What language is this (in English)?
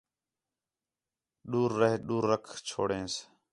Khetrani